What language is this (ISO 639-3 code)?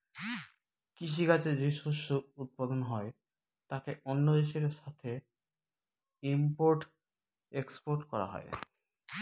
ben